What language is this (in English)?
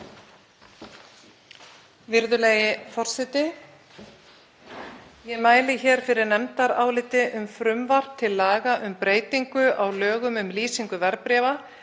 Icelandic